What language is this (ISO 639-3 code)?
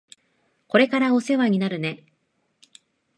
jpn